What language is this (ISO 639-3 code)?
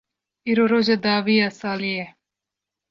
kur